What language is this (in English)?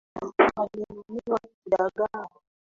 Swahili